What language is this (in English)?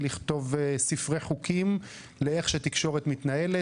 Hebrew